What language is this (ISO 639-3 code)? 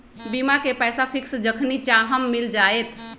mag